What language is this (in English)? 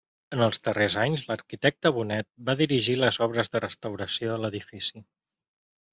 Catalan